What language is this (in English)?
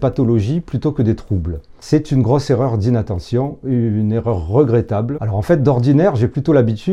French